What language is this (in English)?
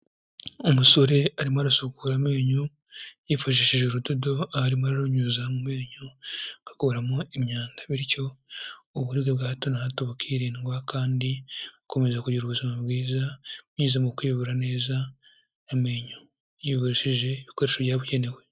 Kinyarwanda